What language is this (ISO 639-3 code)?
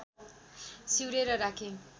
nep